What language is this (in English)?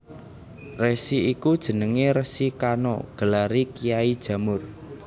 Javanese